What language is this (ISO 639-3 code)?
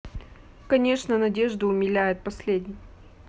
rus